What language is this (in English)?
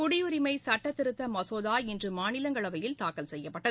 Tamil